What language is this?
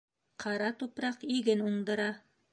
Bashkir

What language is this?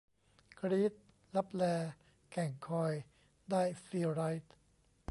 Thai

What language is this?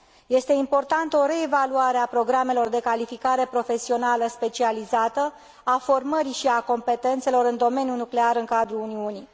Romanian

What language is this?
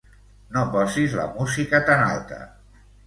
Catalan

